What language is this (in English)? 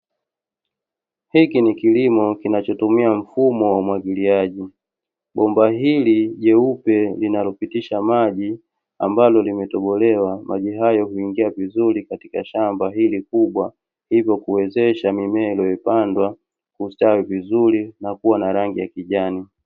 Swahili